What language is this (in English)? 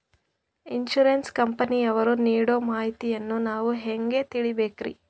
Kannada